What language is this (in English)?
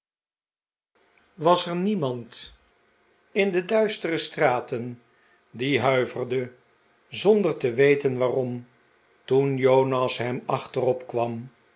Dutch